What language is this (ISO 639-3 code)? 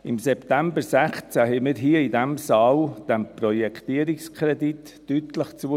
gsw